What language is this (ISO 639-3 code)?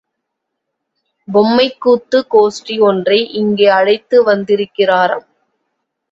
tam